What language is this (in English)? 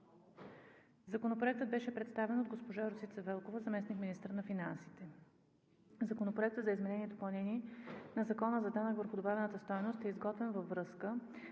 Bulgarian